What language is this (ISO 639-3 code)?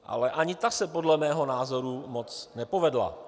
ces